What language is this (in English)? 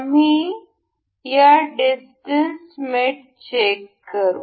Marathi